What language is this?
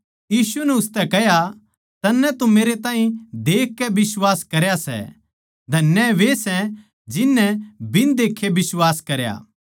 Haryanvi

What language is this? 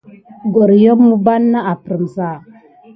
Gidar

